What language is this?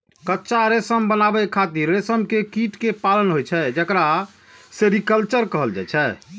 Maithili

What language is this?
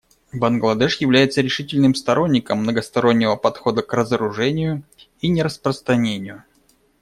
Russian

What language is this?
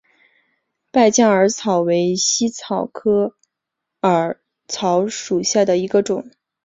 Chinese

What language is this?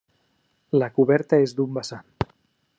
Catalan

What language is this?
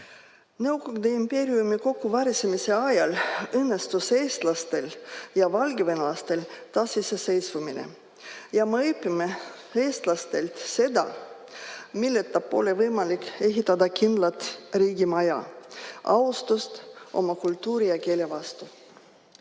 Estonian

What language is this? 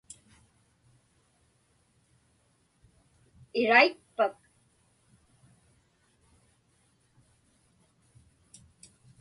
Inupiaq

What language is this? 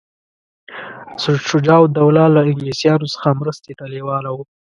Pashto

